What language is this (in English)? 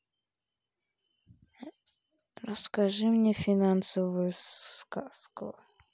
Russian